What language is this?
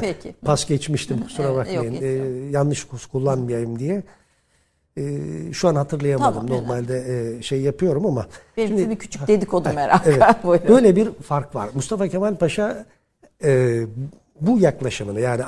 Turkish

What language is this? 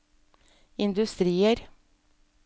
Norwegian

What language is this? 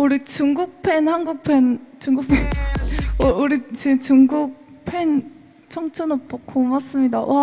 Korean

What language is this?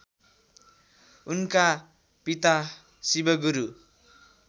Nepali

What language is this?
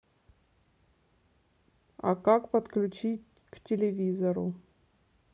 Russian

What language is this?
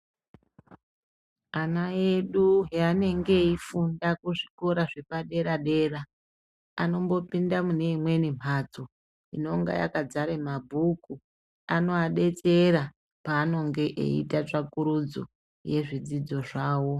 Ndau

